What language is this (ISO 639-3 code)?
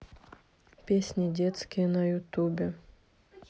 rus